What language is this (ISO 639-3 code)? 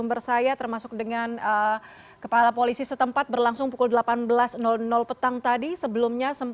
ind